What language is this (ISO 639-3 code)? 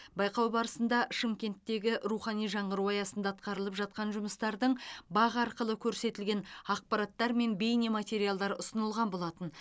kaz